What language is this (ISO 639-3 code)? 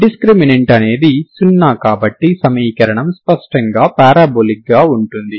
tel